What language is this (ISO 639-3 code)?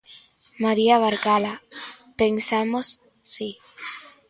glg